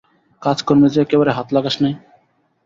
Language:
Bangla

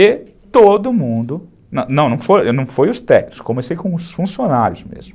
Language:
Portuguese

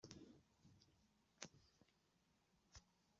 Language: Kabyle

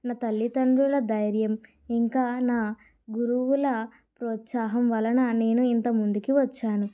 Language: Telugu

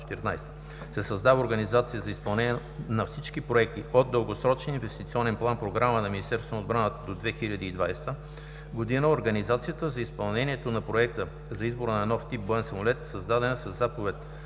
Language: Bulgarian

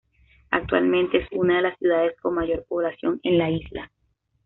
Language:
Spanish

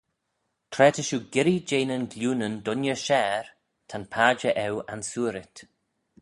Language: Manx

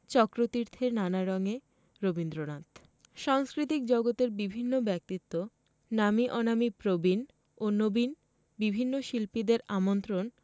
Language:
Bangla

